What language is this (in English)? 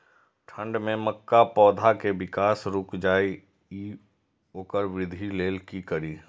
Maithili